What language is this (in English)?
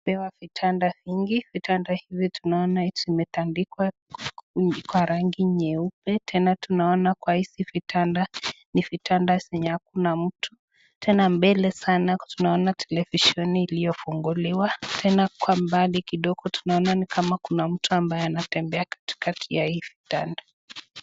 Swahili